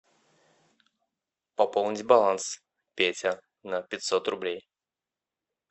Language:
Russian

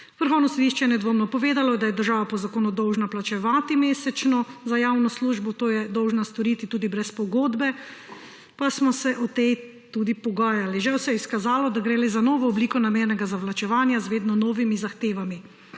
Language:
Slovenian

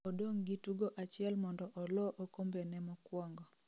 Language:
Luo (Kenya and Tanzania)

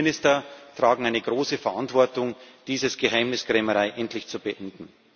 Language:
German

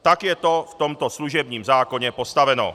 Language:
Czech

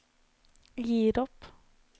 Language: Norwegian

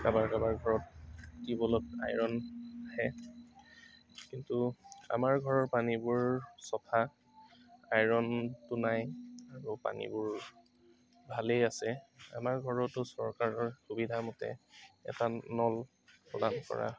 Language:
Assamese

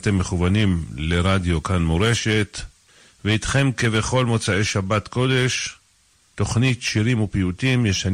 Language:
Hebrew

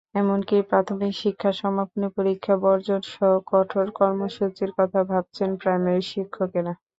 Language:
Bangla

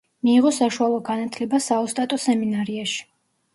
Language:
Georgian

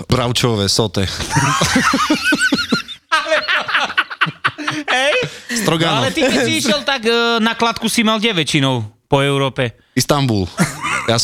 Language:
Slovak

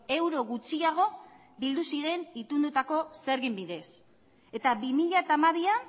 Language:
Basque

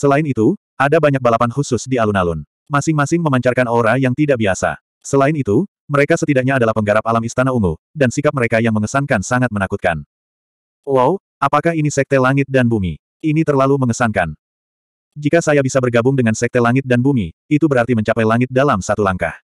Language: Indonesian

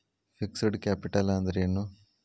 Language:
Kannada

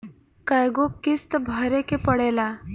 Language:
Bhojpuri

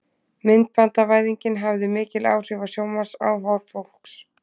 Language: Icelandic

